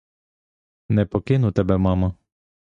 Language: Ukrainian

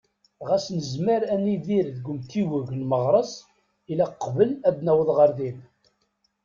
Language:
Kabyle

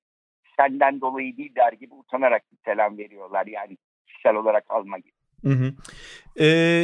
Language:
Turkish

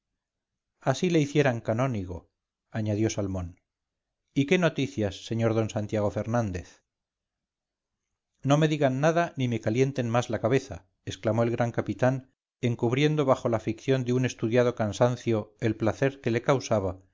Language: Spanish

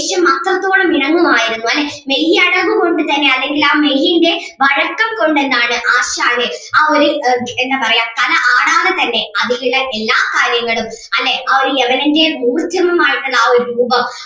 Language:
Malayalam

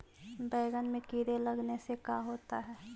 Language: Magahi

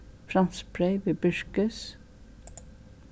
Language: Faroese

